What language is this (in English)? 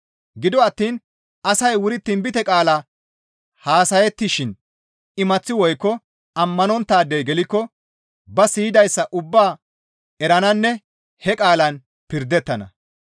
Gamo